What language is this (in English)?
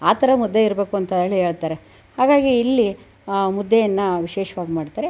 Kannada